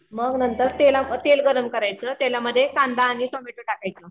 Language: Marathi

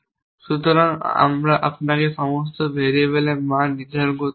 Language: Bangla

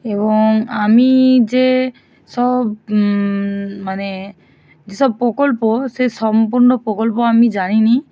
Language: Bangla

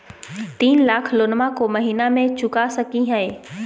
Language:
Magahi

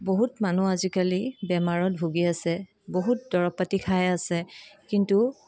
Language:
Assamese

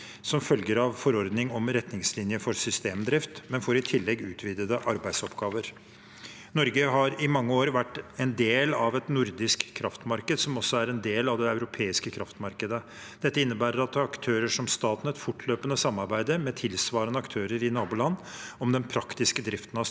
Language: Norwegian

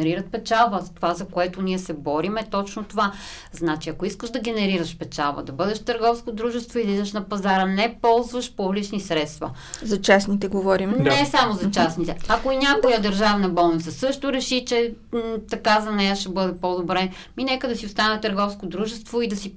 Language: Bulgarian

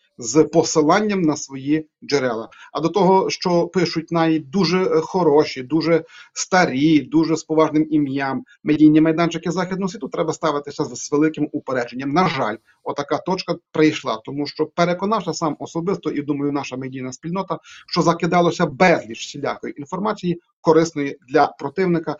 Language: Ukrainian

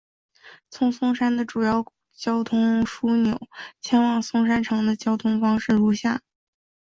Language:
Chinese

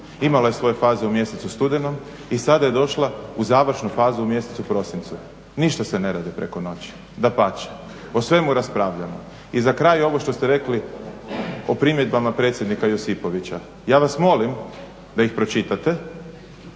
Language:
Croatian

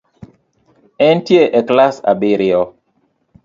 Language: Luo (Kenya and Tanzania)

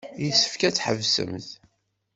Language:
Kabyle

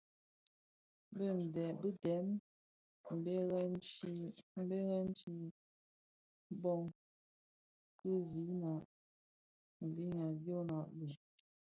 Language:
Bafia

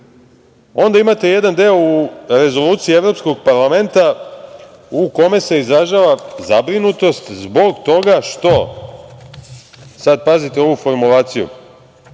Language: Serbian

